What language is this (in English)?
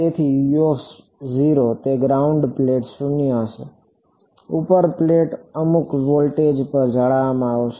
Gujarati